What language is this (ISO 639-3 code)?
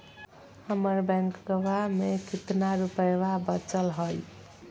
mag